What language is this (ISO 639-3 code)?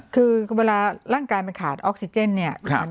tha